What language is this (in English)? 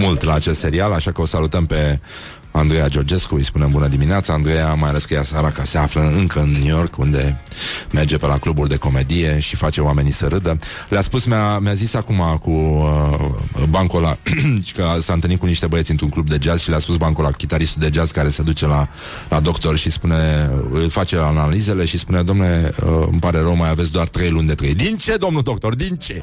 Romanian